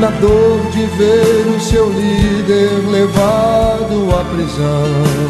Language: Portuguese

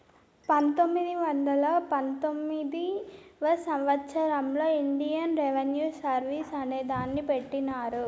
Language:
Telugu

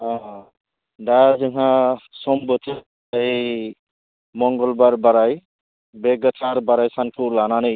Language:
Bodo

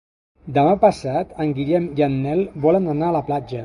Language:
Catalan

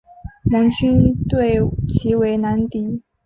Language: Chinese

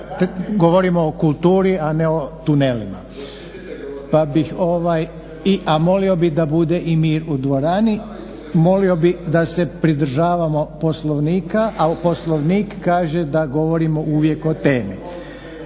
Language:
Croatian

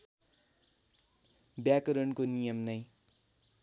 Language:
Nepali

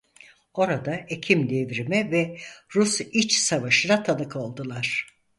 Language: Turkish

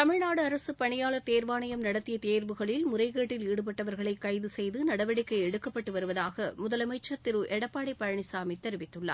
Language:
Tamil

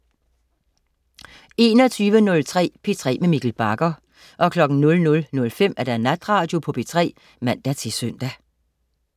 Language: Danish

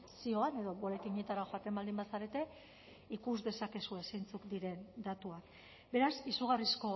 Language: Basque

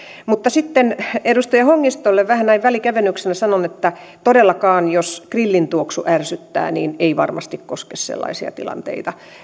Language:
Finnish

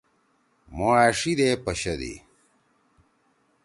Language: Torwali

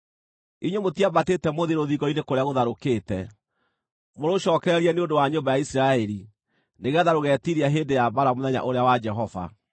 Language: Kikuyu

